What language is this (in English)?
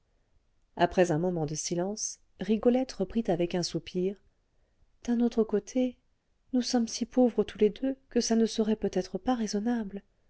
French